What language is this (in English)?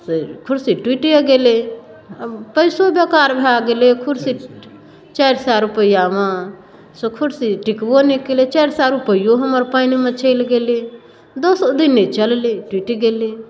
Maithili